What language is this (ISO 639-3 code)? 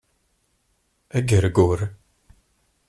kab